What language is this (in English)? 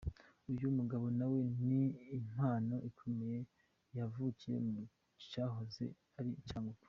Kinyarwanda